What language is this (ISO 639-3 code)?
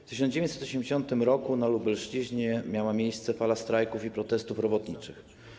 pol